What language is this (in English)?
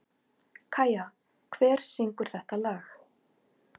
Icelandic